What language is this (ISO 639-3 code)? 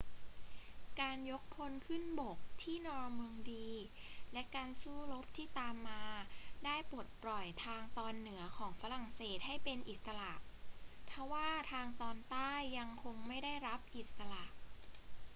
tha